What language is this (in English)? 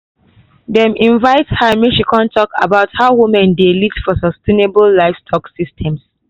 Nigerian Pidgin